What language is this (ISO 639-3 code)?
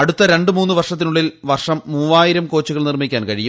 mal